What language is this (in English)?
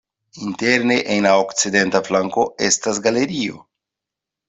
Esperanto